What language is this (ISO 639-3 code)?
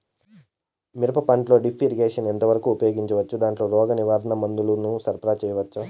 tel